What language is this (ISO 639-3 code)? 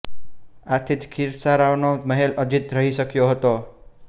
guj